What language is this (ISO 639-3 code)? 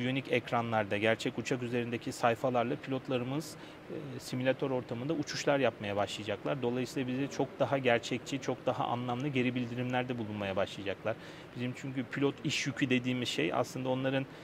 tur